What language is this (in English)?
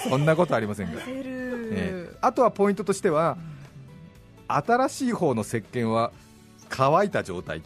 Japanese